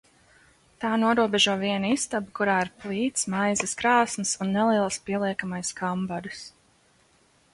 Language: Latvian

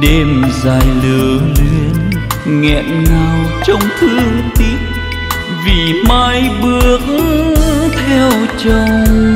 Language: Vietnamese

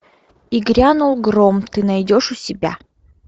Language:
Russian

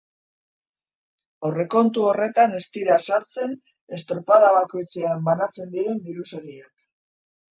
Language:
Basque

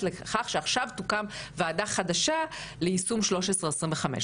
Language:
Hebrew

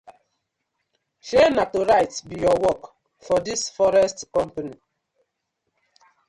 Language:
Nigerian Pidgin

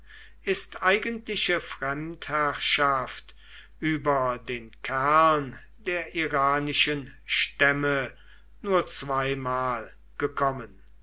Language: German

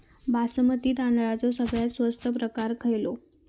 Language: Marathi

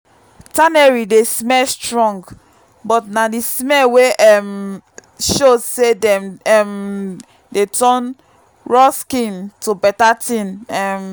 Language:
Nigerian Pidgin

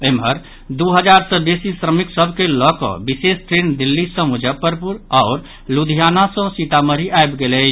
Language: Maithili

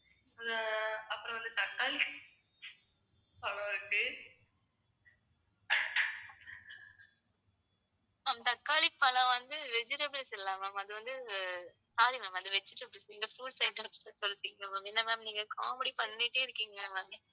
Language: Tamil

